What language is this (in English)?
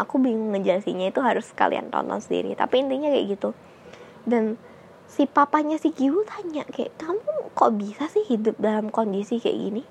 Indonesian